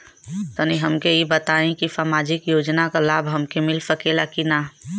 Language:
Bhojpuri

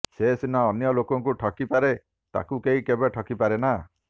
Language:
Odia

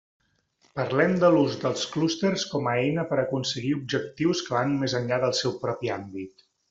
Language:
Catalan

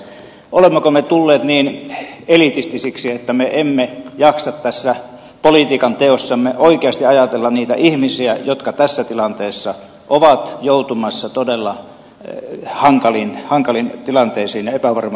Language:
Finnish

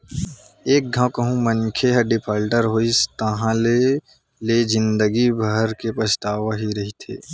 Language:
Chhattisgarhi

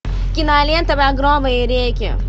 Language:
Russian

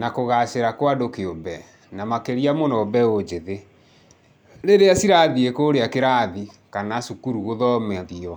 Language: Kikuyu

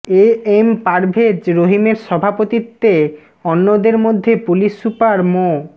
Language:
Bangla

